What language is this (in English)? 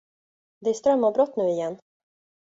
Swedish